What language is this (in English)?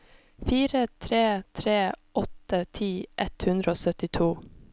Norwegian